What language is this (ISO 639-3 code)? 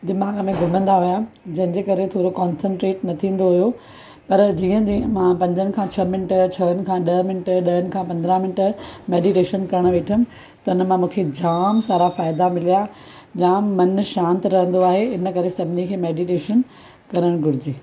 snd